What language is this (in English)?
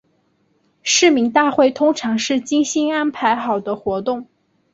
Chinese